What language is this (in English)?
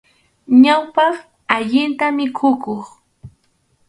Arequipa-La Unión Quechua